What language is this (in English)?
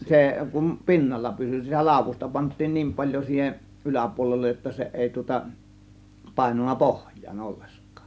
Finnish